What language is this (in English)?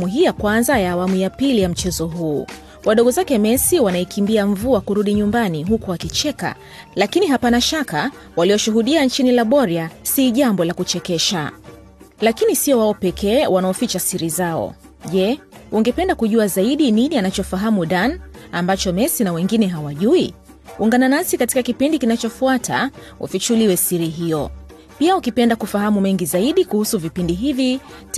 Swahili